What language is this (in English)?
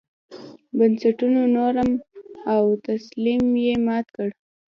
Pashto